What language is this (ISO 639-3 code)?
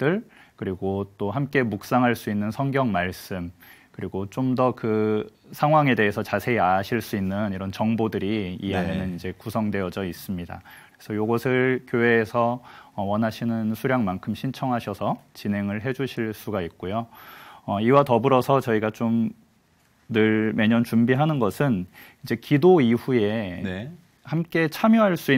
kor